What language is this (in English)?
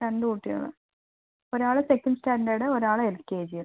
Malayalam